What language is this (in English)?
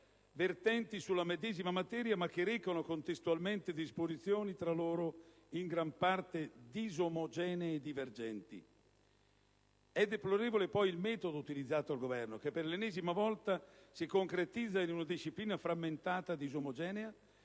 Italian